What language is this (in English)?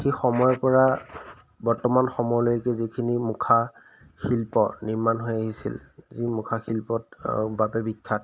Assamese